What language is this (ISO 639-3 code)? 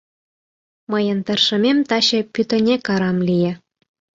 chm